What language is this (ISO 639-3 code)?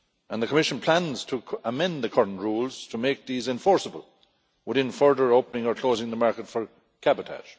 eng